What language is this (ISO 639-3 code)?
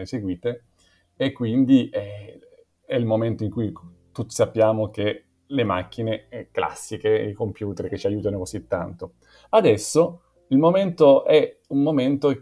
ita